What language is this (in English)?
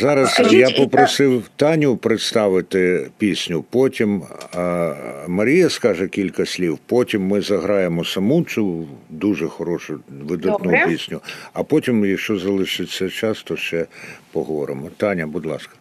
Ukrainian